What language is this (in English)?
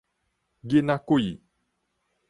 Min Nan Chinese